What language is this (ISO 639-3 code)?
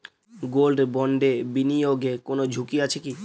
ben